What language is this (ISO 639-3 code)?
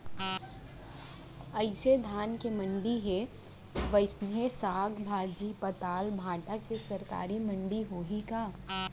hne